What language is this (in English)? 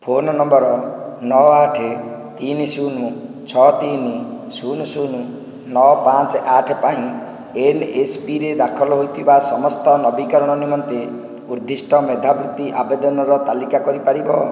Odia